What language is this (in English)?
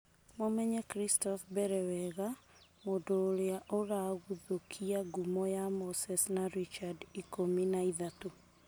Kikuyu